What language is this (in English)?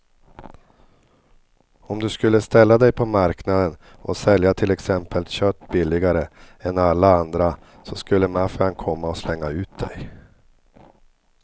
Swedish